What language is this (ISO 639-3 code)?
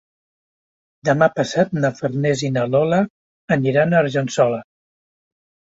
cat